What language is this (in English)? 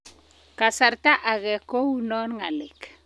Kalenjin